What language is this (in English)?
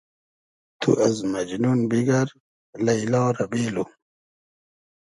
Hazaragi